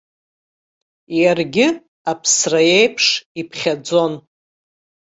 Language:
Abkhazian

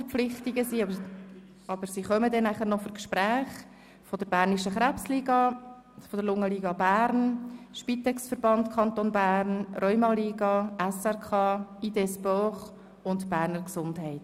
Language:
Swiss German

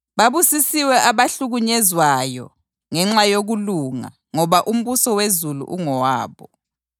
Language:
North Ndebele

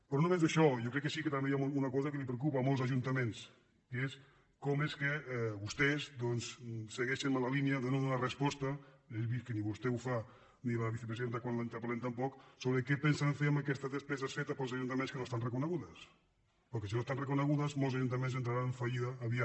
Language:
Catalan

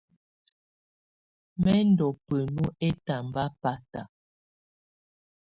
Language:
Tunen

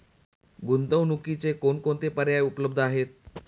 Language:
Marathi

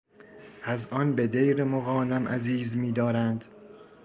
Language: Persian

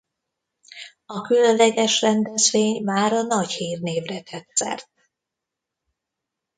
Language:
Hungarian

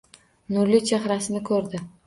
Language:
Uzbek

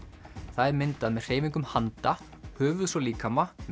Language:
Icelandic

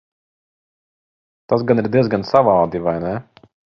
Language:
Latvian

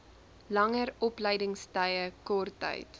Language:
Afrikaans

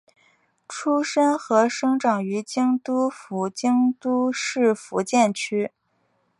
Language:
Chinese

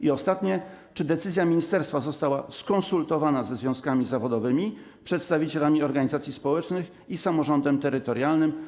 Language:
Polish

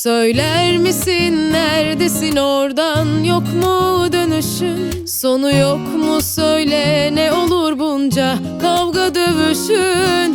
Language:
Turkish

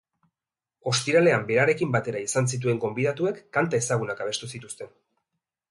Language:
Basque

